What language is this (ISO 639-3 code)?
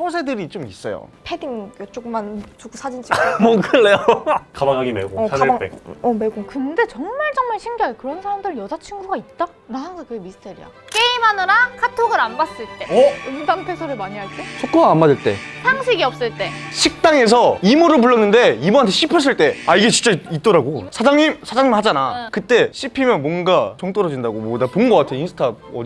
kor